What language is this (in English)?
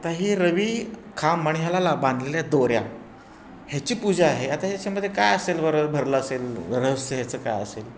Marathi